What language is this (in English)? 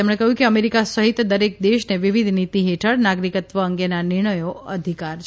Gujarati